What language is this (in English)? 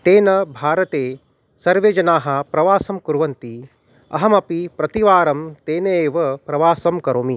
Sanskrit